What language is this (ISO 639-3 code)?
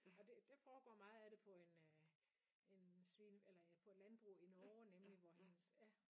dan